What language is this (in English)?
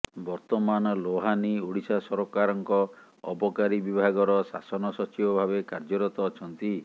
Odia